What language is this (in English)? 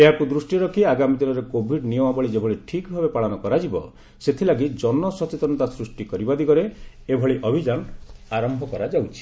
Odia